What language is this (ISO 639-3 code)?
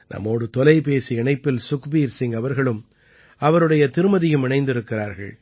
tam